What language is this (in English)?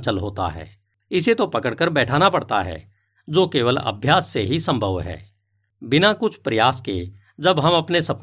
Hindi